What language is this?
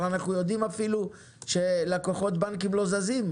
Hebrew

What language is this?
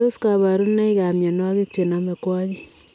Kalenjin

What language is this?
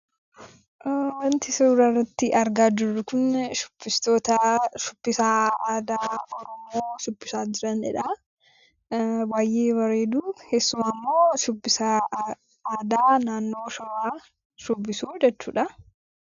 Oromo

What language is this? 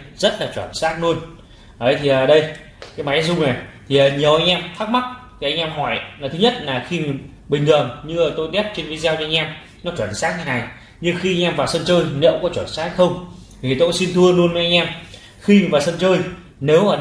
Vietnamese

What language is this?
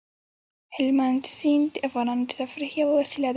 Pashto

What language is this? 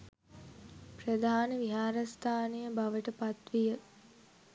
Sinhala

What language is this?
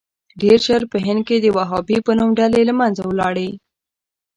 Pashto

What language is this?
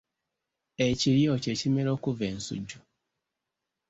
Ganda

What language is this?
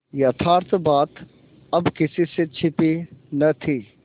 Hindi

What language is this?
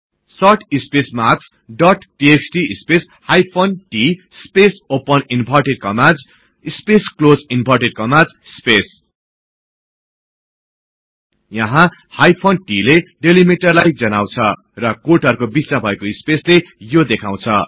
Nepali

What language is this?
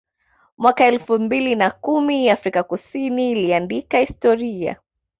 Swahili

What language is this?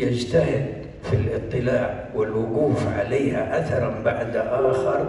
Arabic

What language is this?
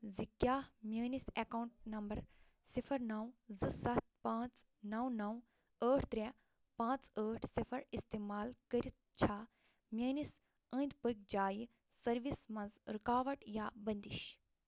Kashmiri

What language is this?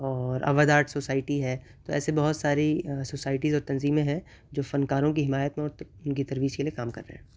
Urdu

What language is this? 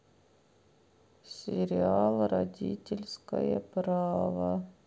Russian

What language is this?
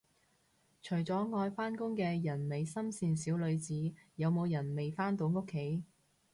Cantonese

